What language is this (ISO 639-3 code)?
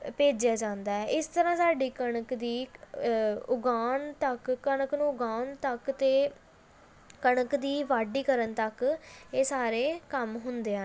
pan